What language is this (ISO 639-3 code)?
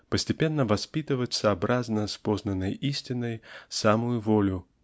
rus